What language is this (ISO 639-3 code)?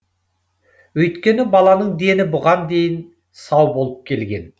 kaz